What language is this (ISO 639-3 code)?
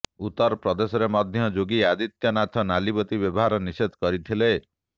ori